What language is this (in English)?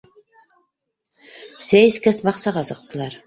Bashkir